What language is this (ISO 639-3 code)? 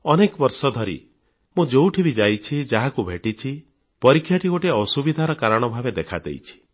ori